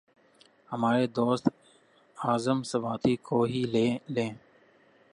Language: Urdu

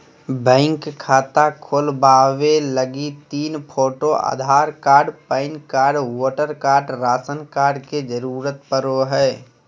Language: Magahi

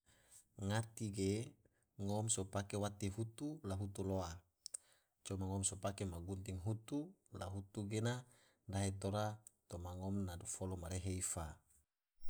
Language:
Tidore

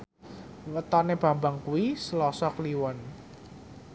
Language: Javanese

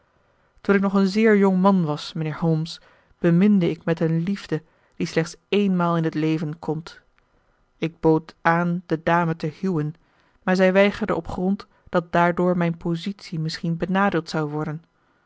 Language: Dutch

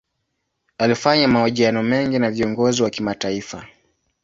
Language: Swahili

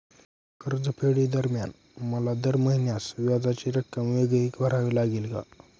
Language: Marathi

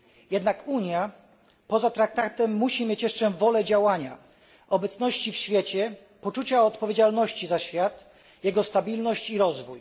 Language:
Polish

